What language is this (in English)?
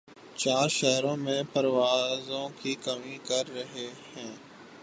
Urdu